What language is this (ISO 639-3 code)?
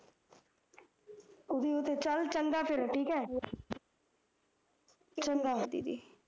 pan